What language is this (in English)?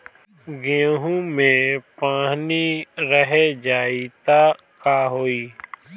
Bhojpuri